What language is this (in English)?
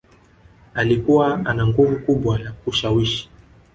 Swahili